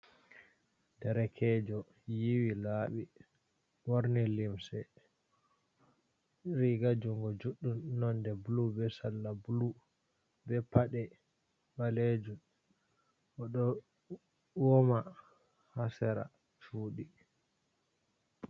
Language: Fula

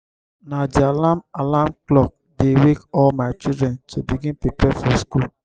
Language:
Nigerian Pidgin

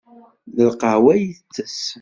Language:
Kabyle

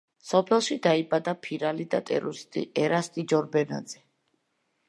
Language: Georgian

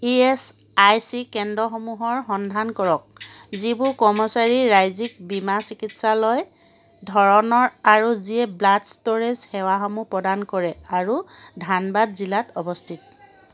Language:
Assamese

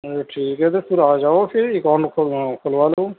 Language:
Urdu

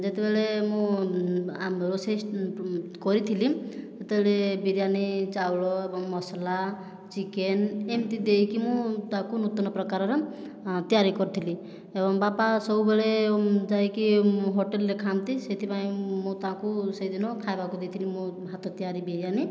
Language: Odia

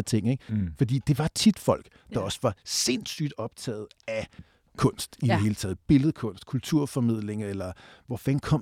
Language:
Danish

